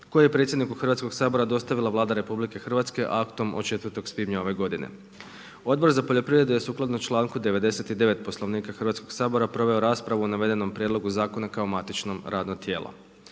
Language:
Croatian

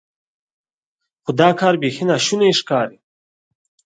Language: Pashto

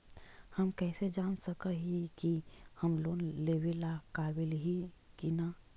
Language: Magahi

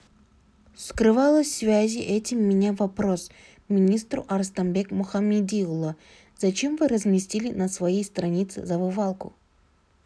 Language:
Kazakh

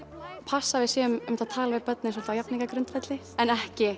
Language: Icelandic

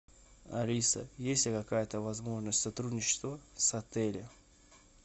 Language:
Russian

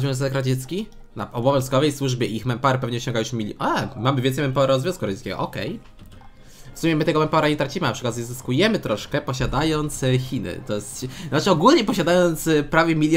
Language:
Polish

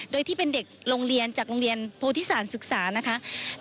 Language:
Thai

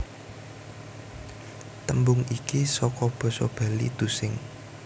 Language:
Javanese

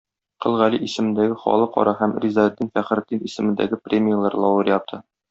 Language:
Tatar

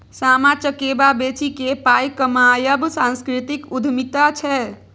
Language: Maithili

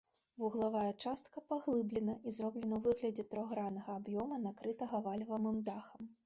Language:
Belarusian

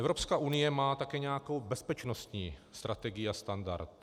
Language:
Czech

